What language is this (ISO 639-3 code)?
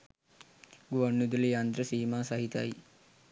sin